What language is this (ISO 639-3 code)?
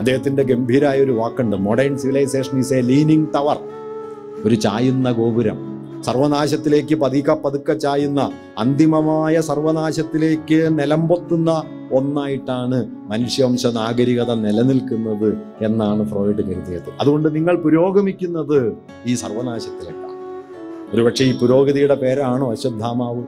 mal